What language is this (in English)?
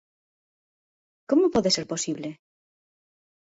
Galician